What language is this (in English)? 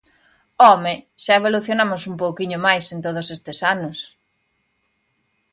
Galician